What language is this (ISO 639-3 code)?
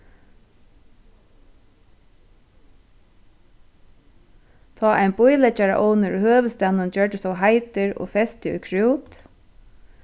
fao